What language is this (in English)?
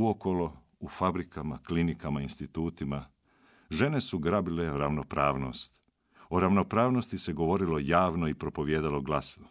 Croatian